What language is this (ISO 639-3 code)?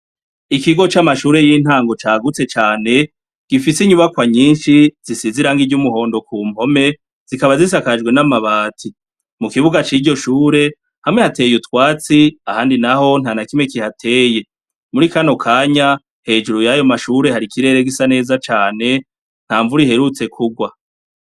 run